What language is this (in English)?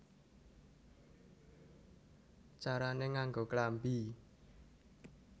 Javanese